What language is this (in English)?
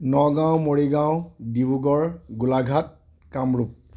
Assamese